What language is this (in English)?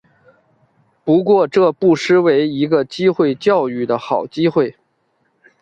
Chinese